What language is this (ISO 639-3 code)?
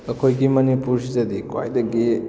mni